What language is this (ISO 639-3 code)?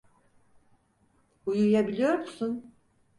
tur